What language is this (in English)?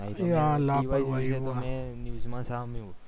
Gujarati